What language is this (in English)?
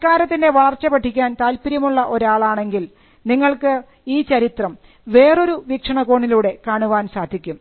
Malayalam